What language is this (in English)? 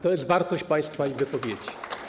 Polish